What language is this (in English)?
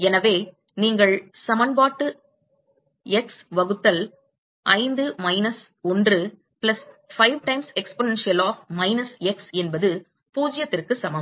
Tamil